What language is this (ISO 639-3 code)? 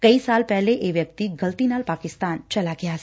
pan